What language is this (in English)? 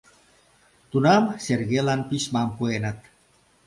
Mari